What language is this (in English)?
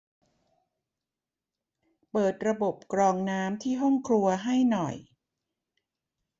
Thai